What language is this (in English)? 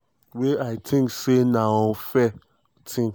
Nigerian Pidgin